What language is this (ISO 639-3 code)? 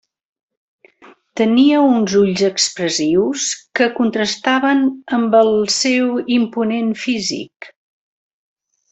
cat